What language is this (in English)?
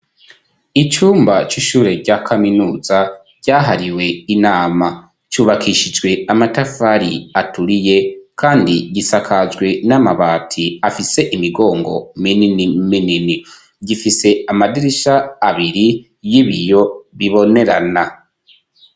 Rundi